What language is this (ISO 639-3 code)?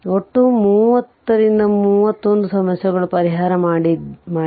kan